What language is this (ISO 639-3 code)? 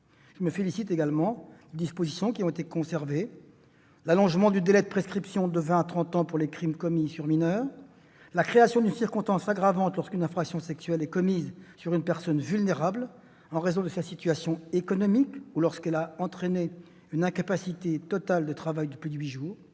fra